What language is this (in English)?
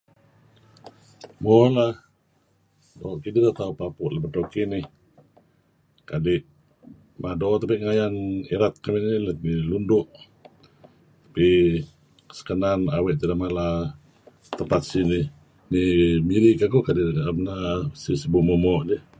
Kelabit